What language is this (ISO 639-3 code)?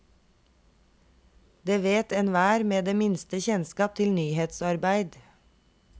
nor